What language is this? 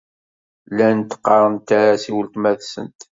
Kabyle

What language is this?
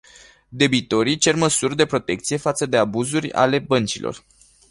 Romanian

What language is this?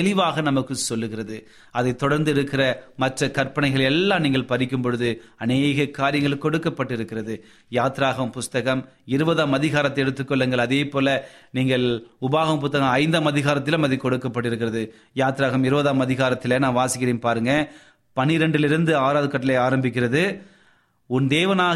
Tamil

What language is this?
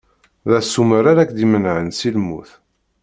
Kabyle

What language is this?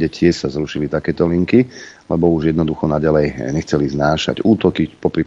Slovak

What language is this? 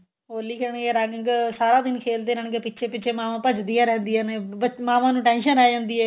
Punjabi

